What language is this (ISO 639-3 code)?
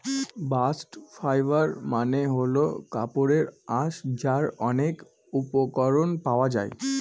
ben